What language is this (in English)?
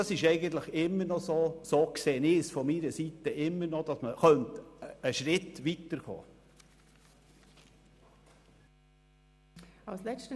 Swiss German